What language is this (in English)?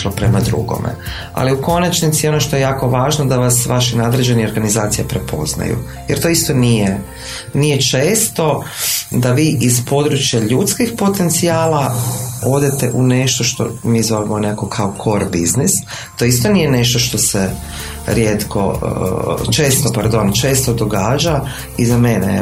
Croatian